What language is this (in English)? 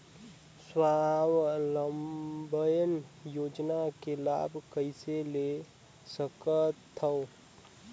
Chhattisgarhi